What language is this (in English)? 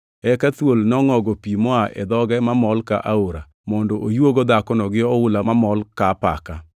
Luo (Kenya and Tanzania)